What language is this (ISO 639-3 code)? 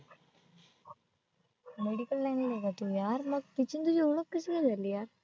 mar